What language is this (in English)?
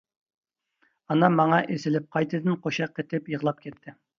Uyghur